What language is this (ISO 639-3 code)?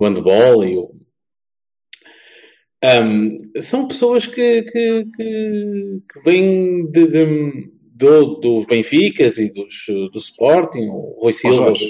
por